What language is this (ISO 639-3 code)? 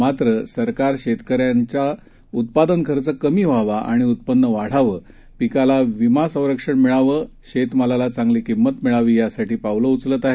mar